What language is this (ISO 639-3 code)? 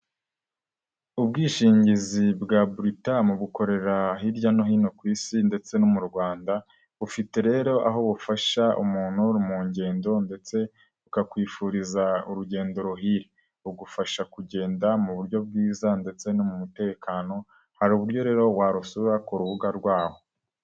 kin